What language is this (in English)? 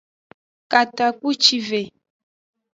Aja (Benin)